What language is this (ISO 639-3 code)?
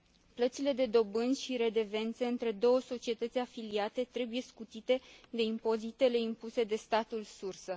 ron